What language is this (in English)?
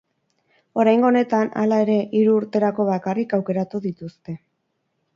Basque